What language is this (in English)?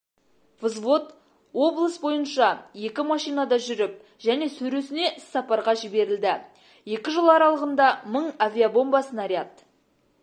Kazakh